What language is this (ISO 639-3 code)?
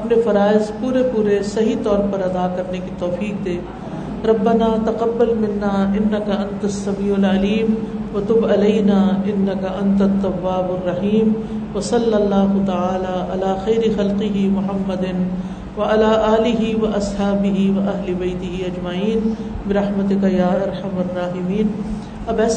urd